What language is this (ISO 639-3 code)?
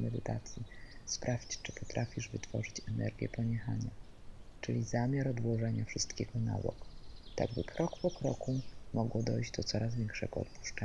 pol